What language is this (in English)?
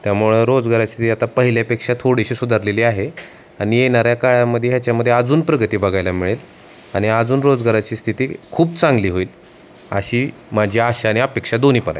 Marathi